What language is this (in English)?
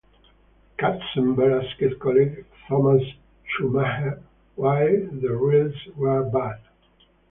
English